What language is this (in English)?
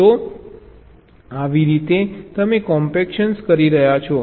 Gujarati